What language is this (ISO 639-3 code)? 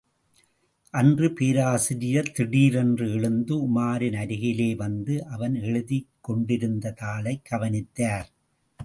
tam